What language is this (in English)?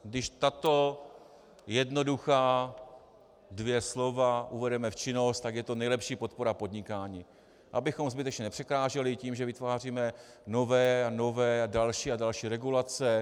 Czech